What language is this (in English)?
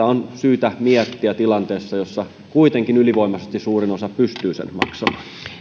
Finnish